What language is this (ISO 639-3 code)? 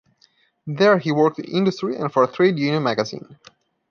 eng